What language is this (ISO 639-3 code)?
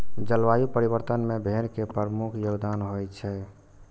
mai